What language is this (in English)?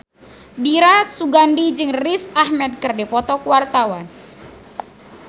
Sundanese